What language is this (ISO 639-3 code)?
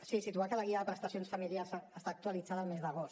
cat